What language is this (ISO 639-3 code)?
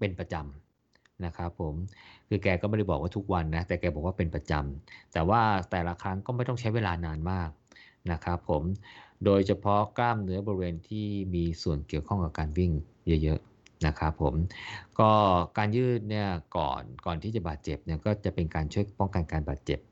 tha